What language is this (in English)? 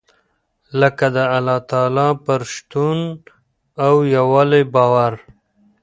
Pashto